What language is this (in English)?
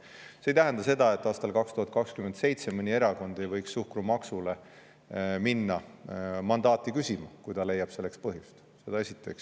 Estonian